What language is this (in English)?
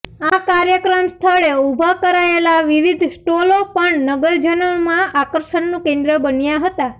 Gujarati